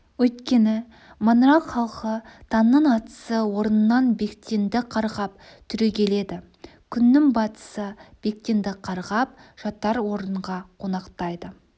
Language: Kazakh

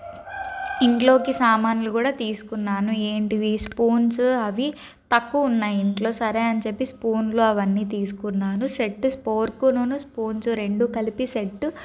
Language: Telugu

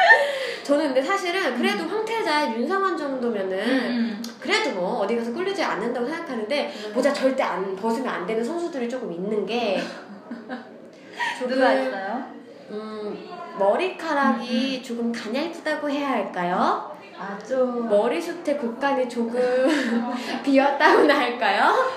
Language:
Korean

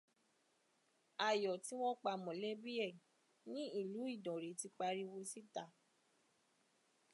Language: Yoruba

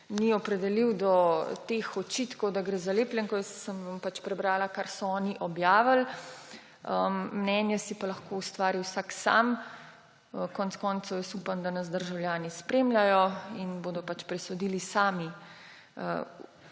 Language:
Slovenian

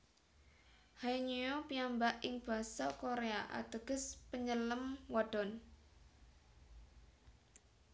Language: Javanese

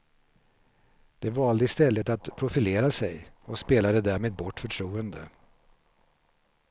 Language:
Swedish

